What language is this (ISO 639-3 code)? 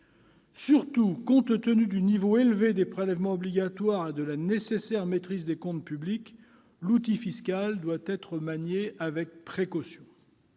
fra